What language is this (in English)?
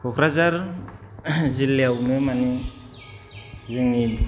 Bodo